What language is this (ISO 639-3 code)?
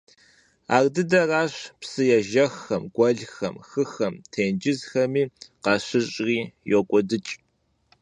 kbd